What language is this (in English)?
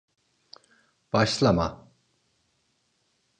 Turkish